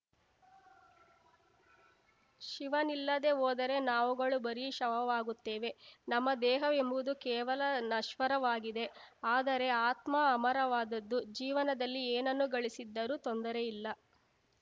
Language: Kannada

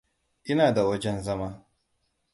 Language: Hausa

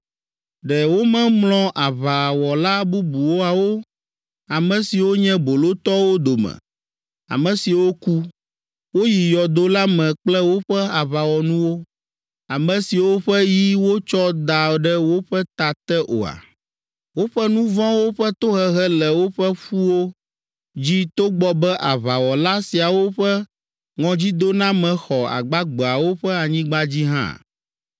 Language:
Ewe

